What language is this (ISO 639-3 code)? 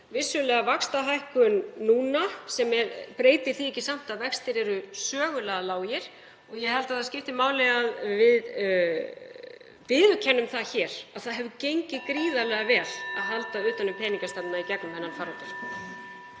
isl